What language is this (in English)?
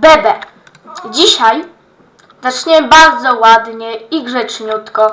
Polish